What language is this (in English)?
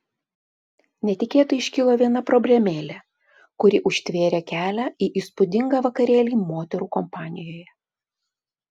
Lithuanian